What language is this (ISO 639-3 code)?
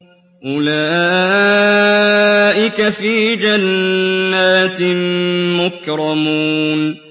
ara